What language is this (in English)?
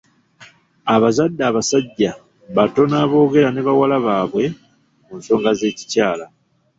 Ganda